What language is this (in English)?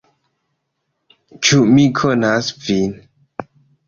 Esperanto